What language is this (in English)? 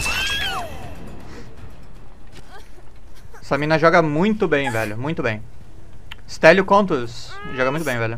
Portuguese